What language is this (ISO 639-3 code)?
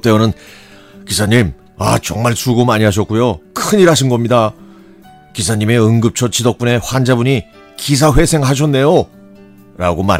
kor